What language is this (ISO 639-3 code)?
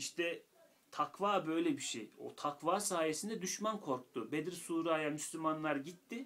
tur